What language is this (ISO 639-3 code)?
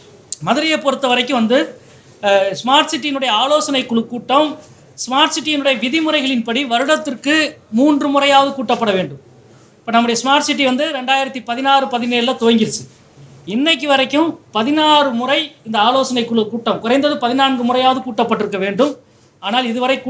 tam